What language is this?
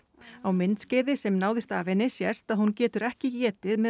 Icelandic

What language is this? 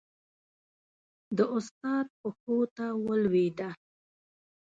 Pashto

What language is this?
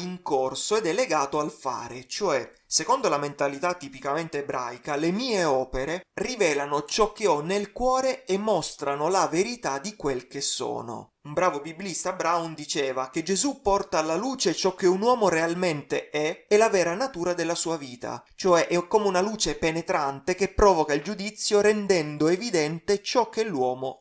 Italian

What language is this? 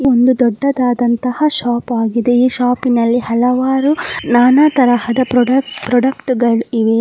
Kannada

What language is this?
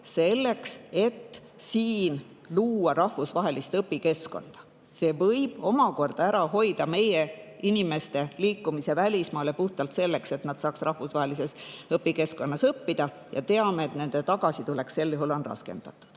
Estonian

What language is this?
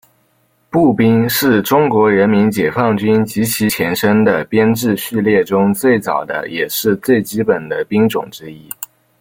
Chinese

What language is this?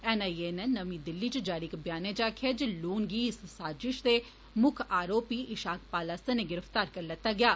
Dogri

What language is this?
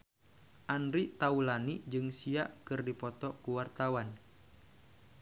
Sundanese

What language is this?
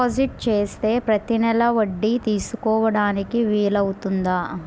Telugu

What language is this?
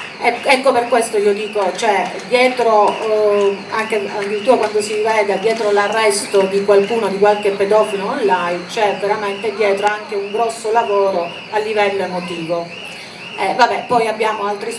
Italian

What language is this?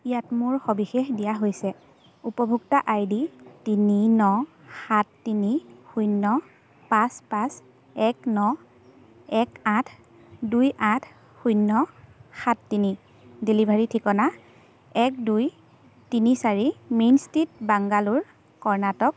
Assamese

